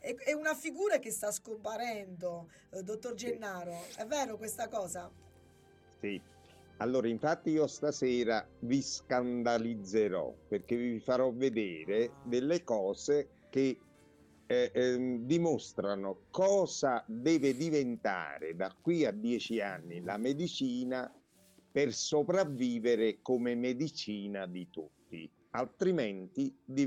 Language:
Italian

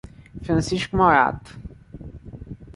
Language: Portuguese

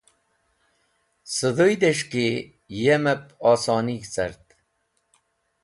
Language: Wakhi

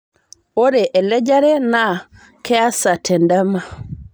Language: Masai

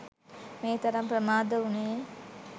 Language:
Sinhala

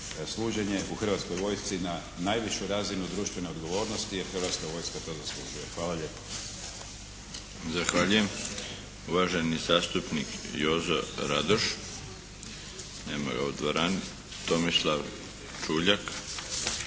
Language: Croatian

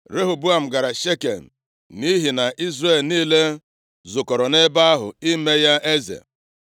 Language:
Igbo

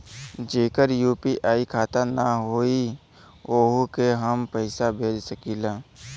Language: Bhojpuri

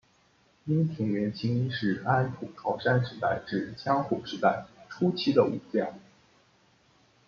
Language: Chinese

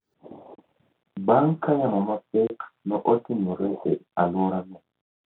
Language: Luo (Kenya and Tanzania)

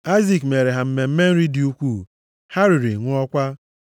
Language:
Igbo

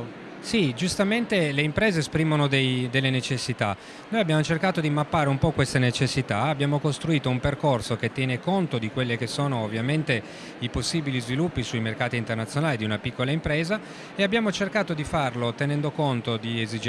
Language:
Italian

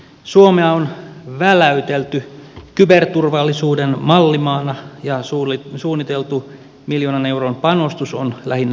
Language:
Finnish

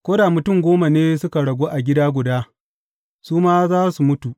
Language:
Hausa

